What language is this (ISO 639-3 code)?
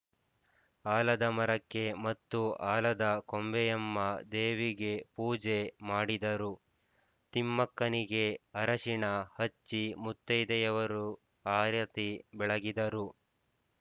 kan